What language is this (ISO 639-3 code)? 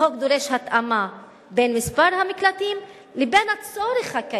heb